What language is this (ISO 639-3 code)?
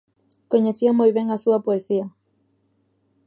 glg